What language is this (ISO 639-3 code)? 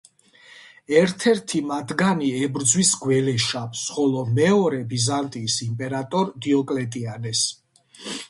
kat